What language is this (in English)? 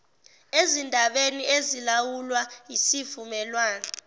Zulu